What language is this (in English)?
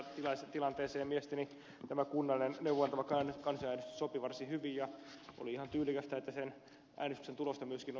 Finnish